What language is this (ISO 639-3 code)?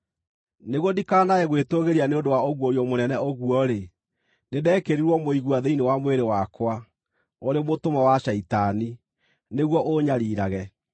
kik